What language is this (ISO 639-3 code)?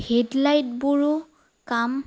asm